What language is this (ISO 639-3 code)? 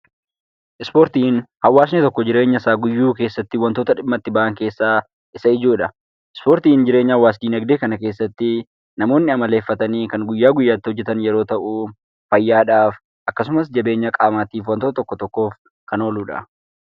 orm